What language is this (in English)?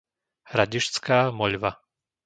Slovak